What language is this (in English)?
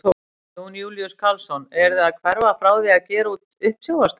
Icelandic